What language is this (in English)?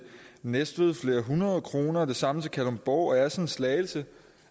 Danish